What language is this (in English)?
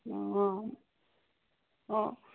Assamese